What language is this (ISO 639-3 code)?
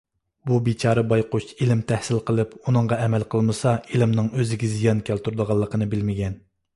uig